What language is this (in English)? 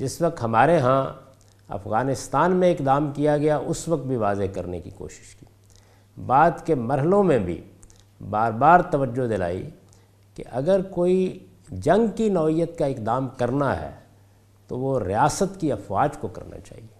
Urdu